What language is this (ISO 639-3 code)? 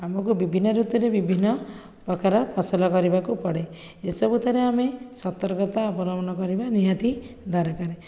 ori